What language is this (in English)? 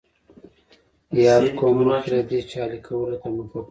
Pashto